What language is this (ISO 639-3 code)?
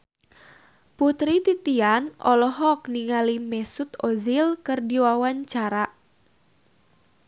sun